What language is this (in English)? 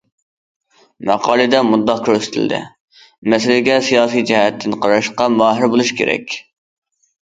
Uyghur